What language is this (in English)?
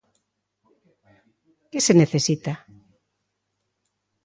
Galician